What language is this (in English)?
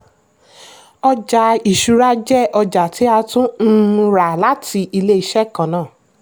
Yoruba